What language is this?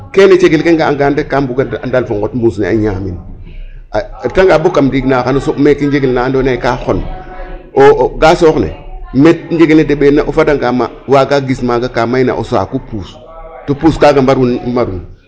Serer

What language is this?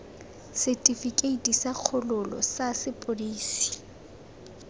Tswana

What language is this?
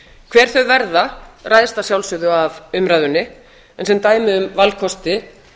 Icelandic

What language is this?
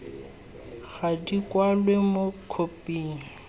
Tswana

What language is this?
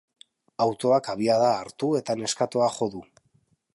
Basque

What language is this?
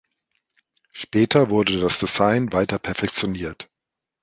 German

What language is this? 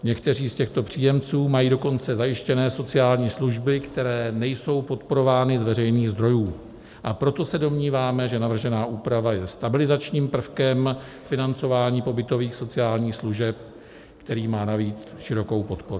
Czech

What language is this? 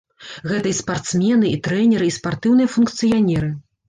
Belarusian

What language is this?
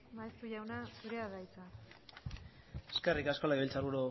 Basque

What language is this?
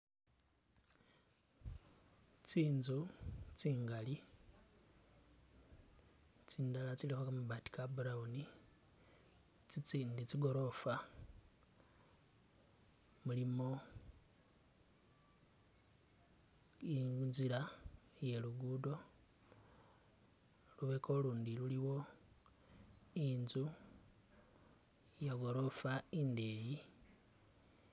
Masaaba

